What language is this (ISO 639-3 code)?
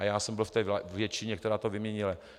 ces